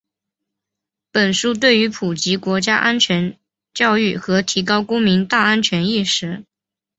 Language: Chinese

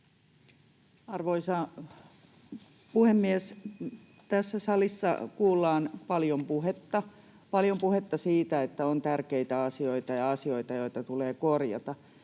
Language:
Finnish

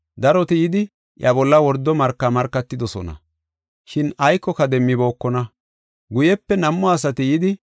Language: Gofa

